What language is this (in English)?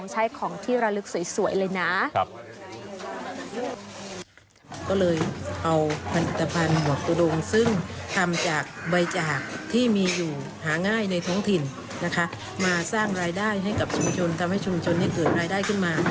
Thai